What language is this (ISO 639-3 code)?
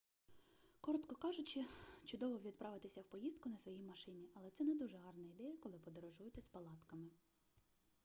ukr